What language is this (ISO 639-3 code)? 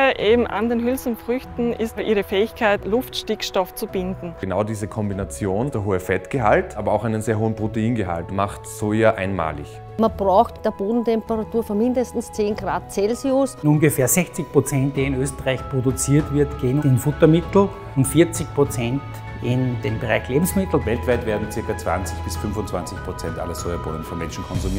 deu